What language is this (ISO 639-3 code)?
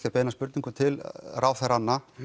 isl